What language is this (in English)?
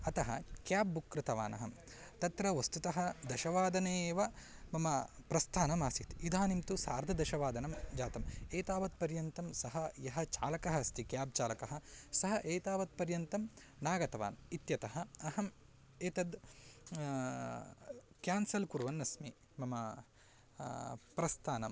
Sanskrit